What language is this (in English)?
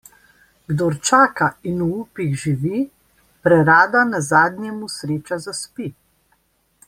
Slovenian